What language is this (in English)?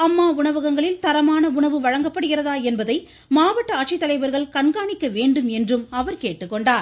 Tamil